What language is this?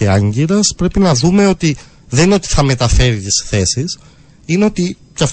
Greek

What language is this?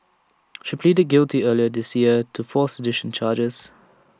English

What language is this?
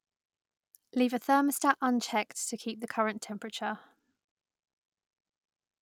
English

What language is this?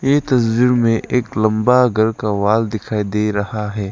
Hindi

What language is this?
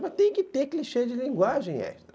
Portuguese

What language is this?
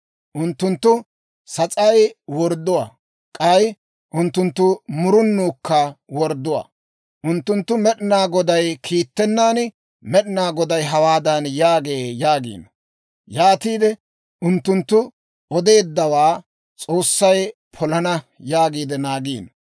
Dawro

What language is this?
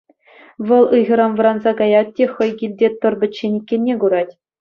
Chuvash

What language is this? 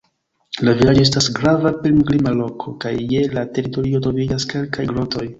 Esperanto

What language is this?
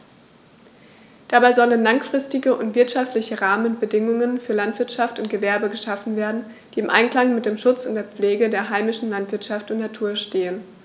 German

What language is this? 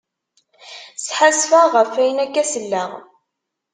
Kabyle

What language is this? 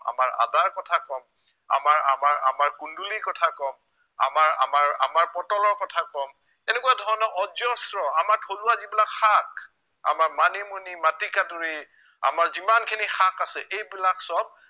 Assamese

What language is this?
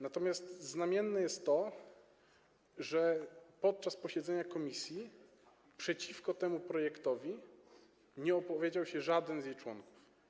Polish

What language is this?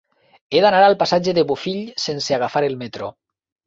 Catalan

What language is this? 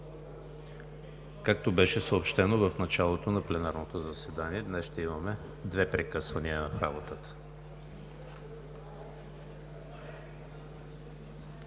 Bulgarian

